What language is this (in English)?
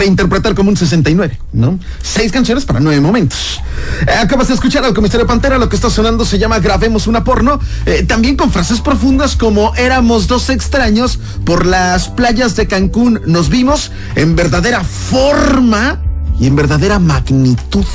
Spanish